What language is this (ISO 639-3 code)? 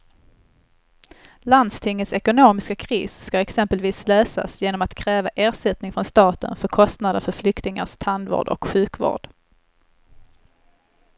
swe